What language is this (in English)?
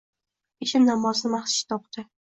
Uzbek